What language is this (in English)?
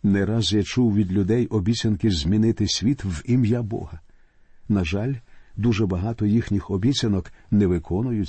Ukrainian